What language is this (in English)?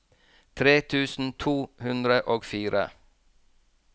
Norwegian